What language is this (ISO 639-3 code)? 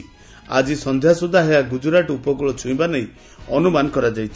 ori